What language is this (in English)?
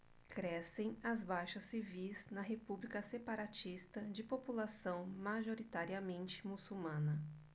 Portuguese